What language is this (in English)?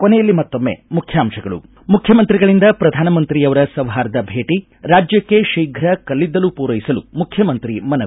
Kannada